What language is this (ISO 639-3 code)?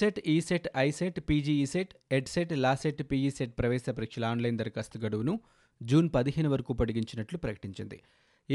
tel